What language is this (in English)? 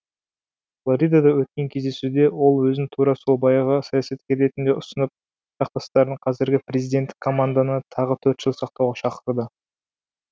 Kazakh